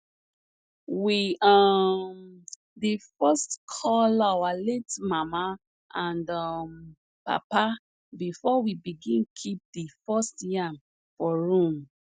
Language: Nigerian Pidgin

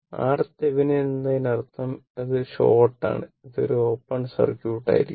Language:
Malayalam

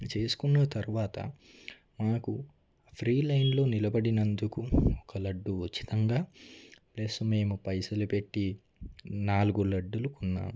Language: Telugu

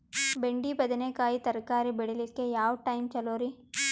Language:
Kannada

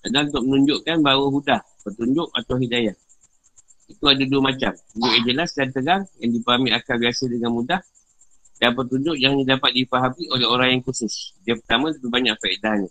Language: Malay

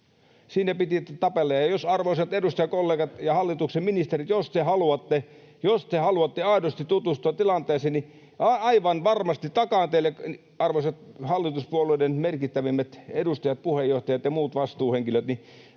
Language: Finnish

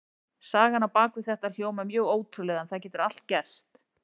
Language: Icelandic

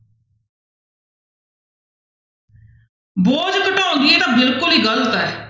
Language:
Punjabi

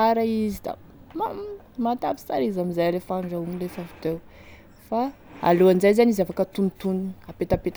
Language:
Tesaka Malagasy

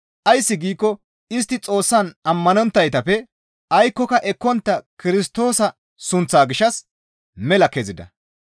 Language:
Gamo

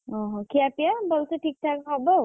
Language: Odia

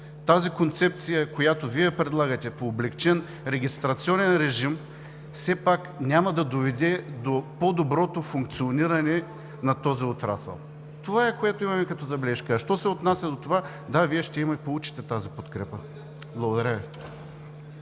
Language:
Bulgarian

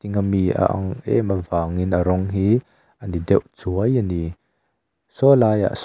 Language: Mizo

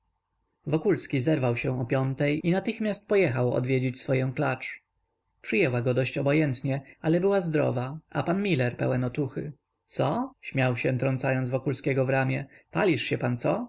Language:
Polish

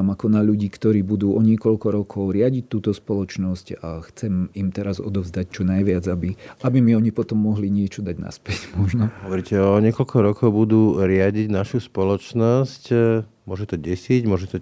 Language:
Slovak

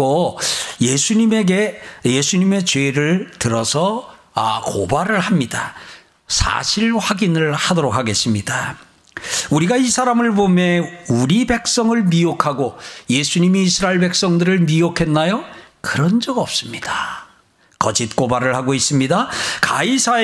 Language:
Korean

